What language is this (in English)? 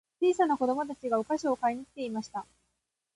Japanese